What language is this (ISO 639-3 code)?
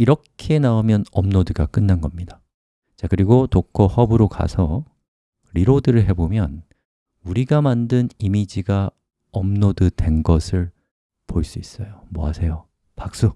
kor